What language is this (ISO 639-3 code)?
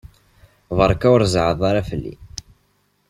kab